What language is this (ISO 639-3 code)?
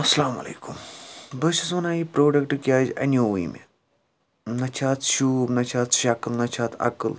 kas